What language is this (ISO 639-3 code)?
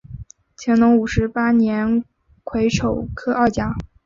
zho